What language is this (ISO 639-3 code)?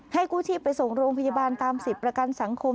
tha